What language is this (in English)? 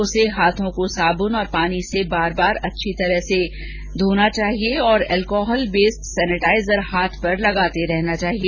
Hindi